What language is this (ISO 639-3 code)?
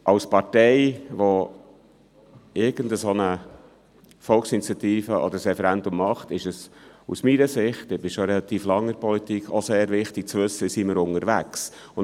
gsw